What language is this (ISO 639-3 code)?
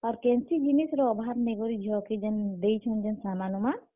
ori